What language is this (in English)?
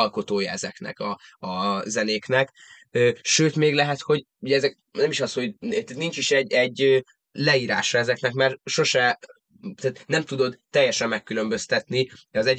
Hungarian